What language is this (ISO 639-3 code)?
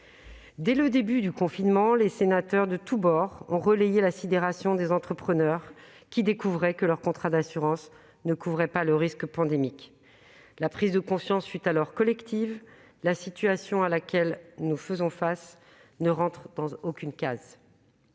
fra